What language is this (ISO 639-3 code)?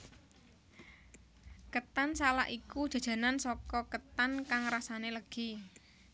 jav